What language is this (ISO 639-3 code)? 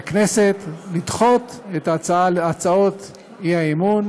heb